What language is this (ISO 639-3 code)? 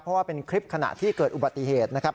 tha